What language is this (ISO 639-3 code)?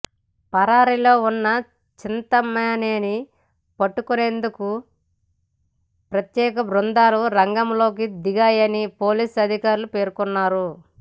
tel